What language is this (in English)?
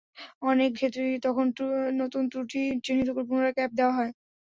Bangla